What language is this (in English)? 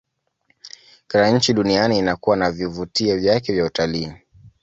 Swahili